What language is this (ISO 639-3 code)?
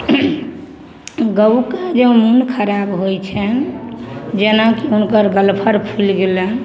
mai